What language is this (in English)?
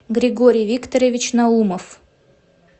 Russian